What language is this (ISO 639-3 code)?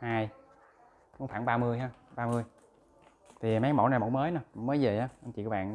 vie